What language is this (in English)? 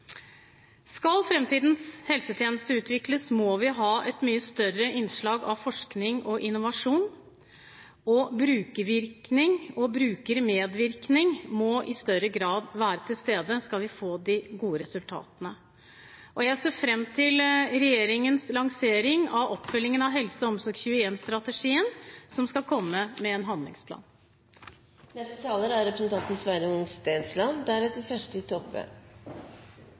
Norwegian Bokmål